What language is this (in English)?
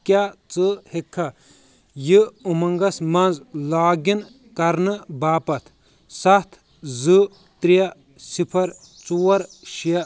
Kashmiri